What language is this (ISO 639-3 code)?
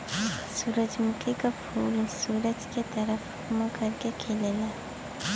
bho